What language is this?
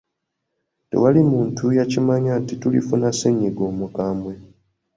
Ganda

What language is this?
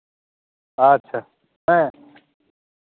Santali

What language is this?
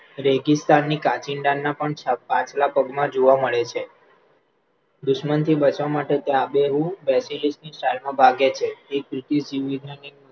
Gujarati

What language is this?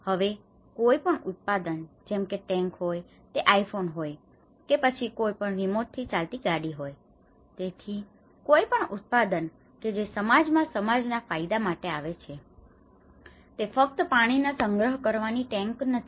Gujarati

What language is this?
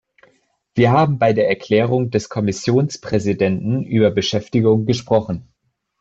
German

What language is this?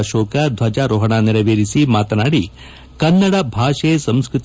Kannada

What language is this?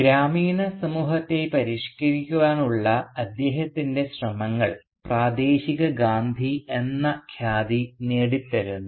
Malayalam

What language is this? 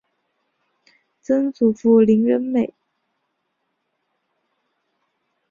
Chinese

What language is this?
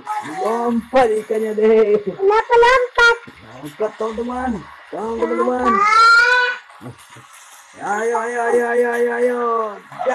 Indonesian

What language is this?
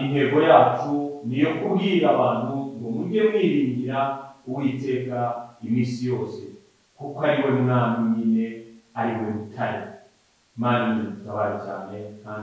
Romanian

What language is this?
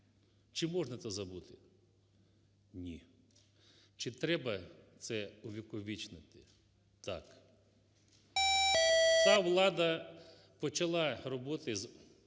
Ukrainian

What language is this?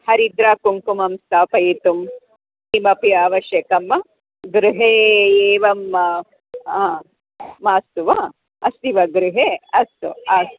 Sanskrit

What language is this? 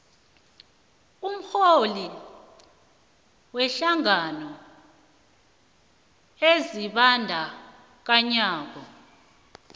South Ndebele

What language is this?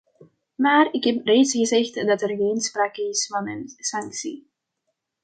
Dutch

